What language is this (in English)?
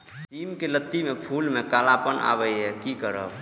Maithili